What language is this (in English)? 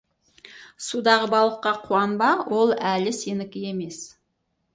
Kazakh